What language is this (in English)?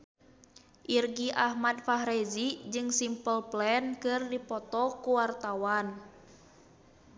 Sundanese